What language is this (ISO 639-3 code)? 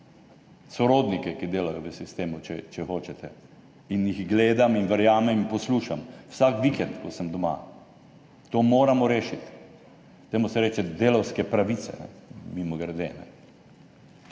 slv